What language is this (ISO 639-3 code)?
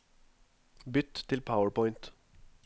nor